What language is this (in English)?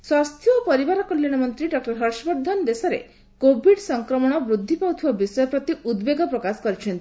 Odia